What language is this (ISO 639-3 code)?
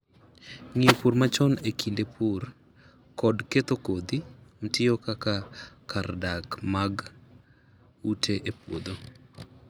luo